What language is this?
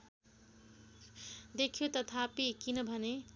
Nepali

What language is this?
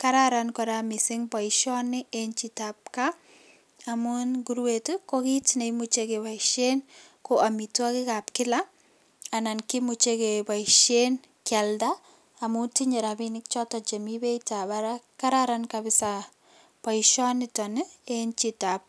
Kalenjin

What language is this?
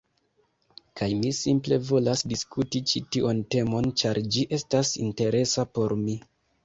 Esperanto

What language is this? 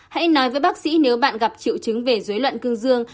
Vietnamese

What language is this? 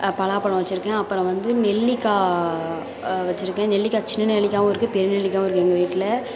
Tamil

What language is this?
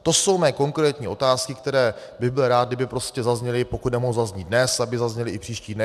Czech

